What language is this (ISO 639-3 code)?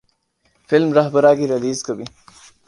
urd